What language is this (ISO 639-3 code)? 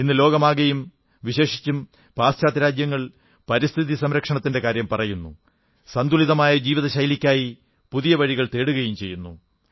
mal